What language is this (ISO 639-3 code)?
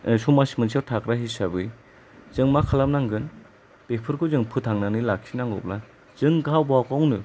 brx